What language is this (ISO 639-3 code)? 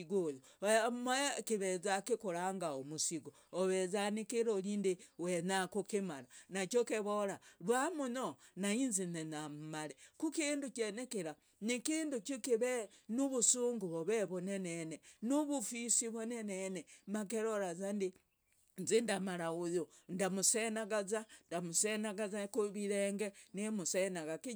rag